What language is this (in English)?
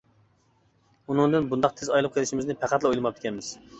Uyghur